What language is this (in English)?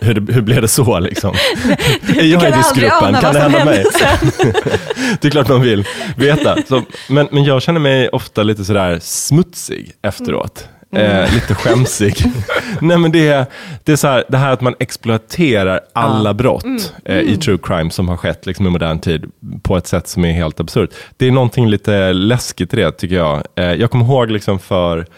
Swedish